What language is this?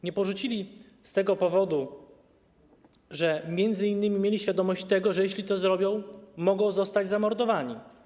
Polish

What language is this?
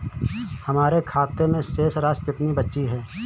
Hindi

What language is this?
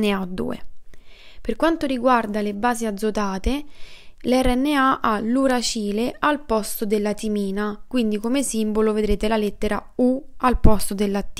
Italian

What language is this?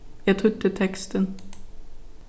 Faroese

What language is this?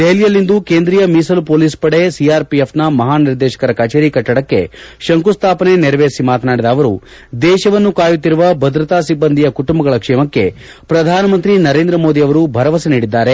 Kannada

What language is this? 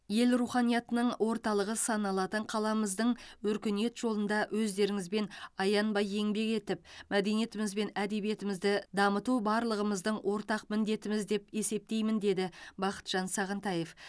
Kazakh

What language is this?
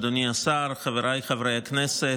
Hebrew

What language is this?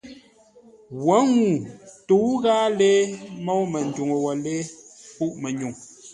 Ngombale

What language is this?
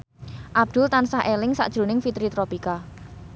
Javanese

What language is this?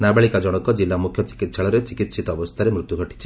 Odia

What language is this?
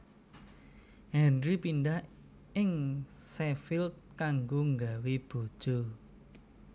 Javanese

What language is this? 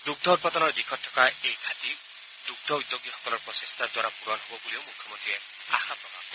Assamese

